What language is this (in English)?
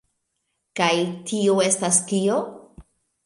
Esperanto